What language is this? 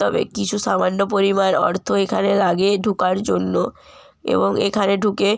Bangla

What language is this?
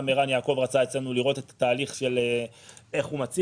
Hebrew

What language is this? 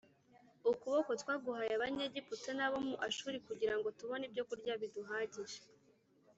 Kinyarwanda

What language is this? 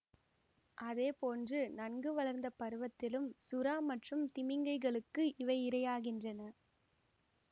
Tamil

